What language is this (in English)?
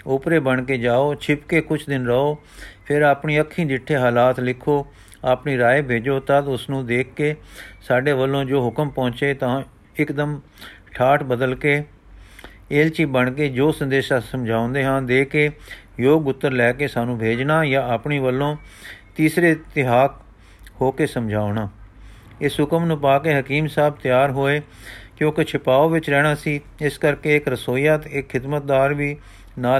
Punjabi